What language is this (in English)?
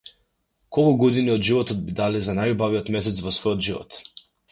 Macedonian